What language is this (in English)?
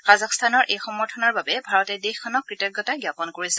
Assamese